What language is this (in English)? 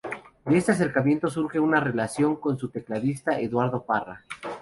Spanish